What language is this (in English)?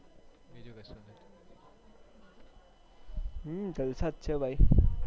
Gujarati